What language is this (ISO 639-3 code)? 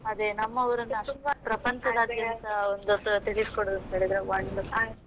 kan